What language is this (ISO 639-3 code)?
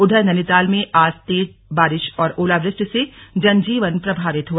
hin